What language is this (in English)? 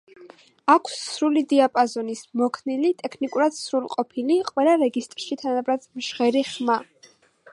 Georgian